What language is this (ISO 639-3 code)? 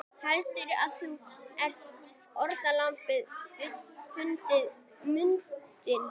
isl